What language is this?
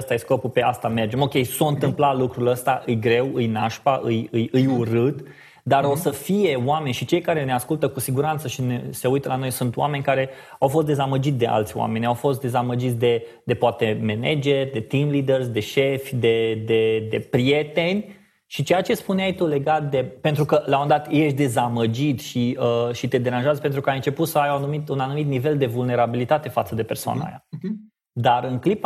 Romanian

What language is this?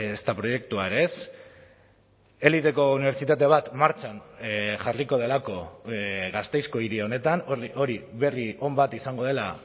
Basque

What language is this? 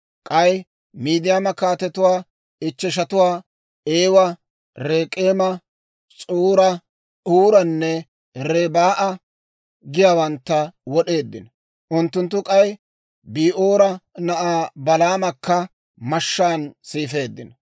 Dawro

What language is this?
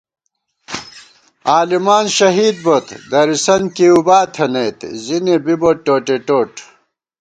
Gawar-Bati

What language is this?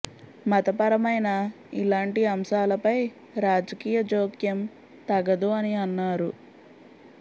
Telugu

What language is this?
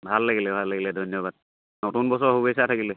Assamese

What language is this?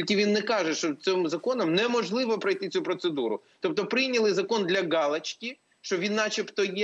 Ukrainian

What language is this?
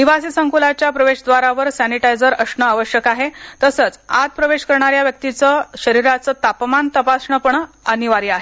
Marathi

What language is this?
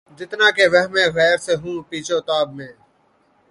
Urdu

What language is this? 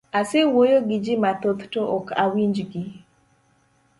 Luo (Kenya and Tanzania)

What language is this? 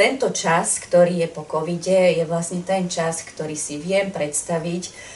Slovak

